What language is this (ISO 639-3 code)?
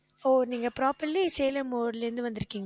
tam